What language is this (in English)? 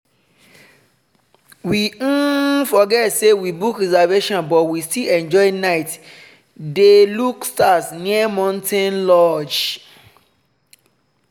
Nigerian Pidgin